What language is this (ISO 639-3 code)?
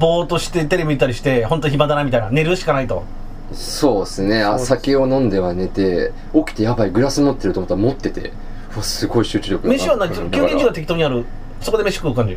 jpn